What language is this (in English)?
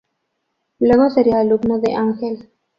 Spanish